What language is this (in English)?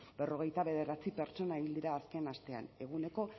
Basque